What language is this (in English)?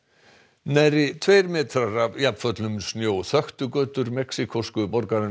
Icelandic